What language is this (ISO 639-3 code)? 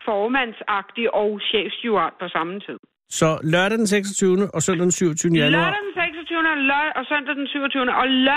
dan